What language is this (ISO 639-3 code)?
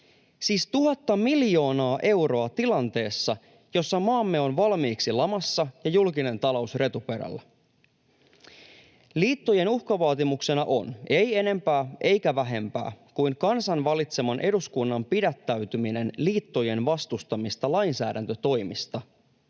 fin